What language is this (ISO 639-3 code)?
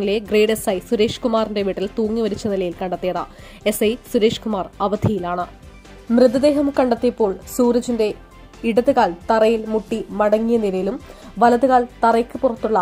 ara